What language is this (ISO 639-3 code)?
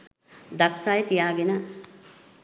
sin